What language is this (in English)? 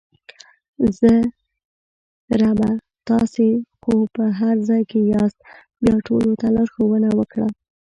Pashto